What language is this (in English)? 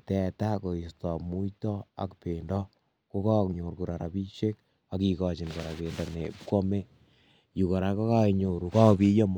Kalenjin